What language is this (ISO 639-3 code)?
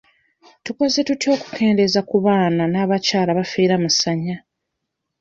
lug